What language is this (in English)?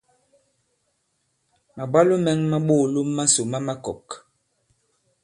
Bankon